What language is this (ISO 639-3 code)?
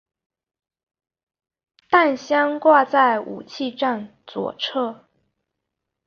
zho